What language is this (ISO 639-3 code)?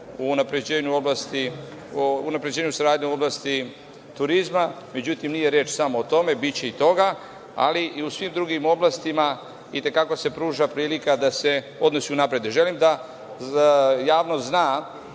srp